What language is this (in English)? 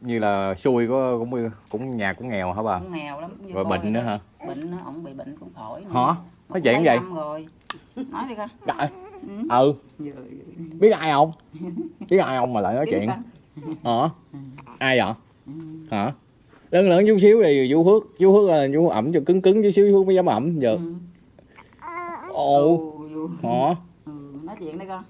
Vietnamese